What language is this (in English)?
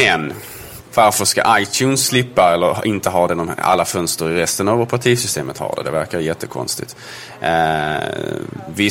Swedish